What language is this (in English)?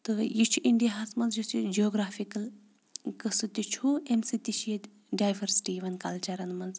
Kashmiri